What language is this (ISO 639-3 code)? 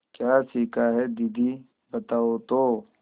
hin